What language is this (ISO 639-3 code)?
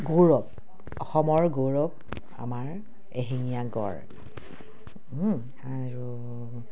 asm